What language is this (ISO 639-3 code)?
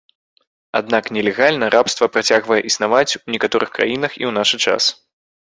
bel